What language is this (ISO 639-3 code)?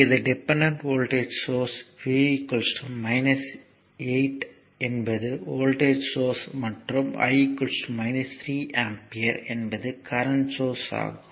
tam